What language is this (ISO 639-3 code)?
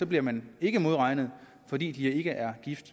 dan